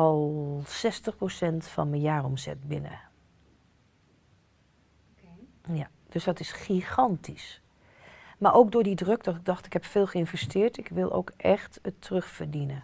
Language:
Dutch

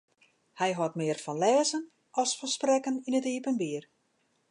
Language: Western Frisian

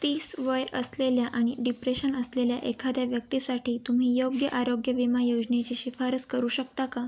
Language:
Marathi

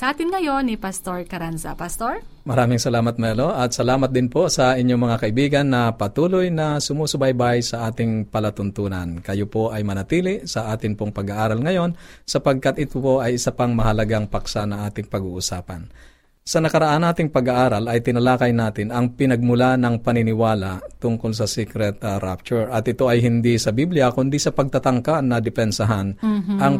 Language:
Filipino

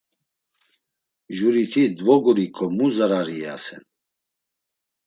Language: Laz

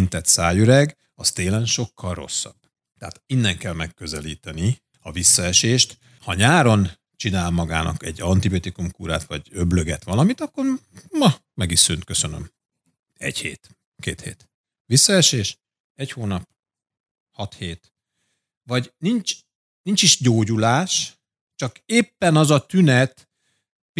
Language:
Hungarian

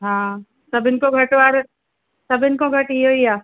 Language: Sindhi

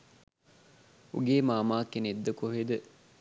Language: Sinhala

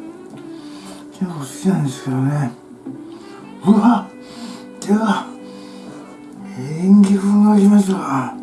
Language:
Japanese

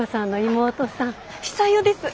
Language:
Japanese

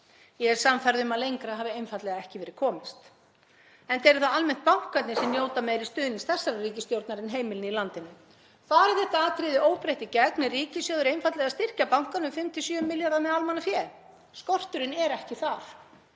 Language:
Icelandic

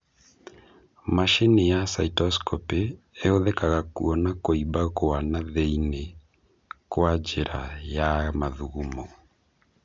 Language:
Kikuyu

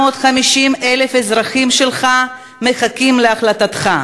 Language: Hebrew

